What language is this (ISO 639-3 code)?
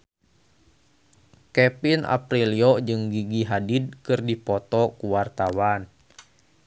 sun